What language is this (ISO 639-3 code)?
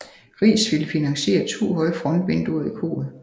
dan